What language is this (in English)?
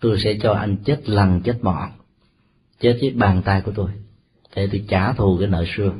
Vietnamese